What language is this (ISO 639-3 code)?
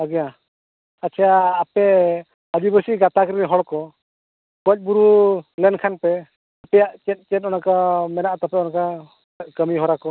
sat